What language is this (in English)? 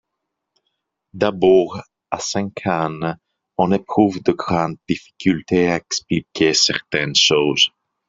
French